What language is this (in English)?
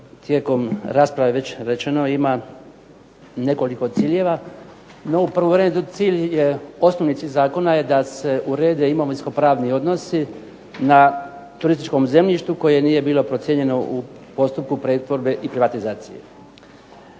Croatian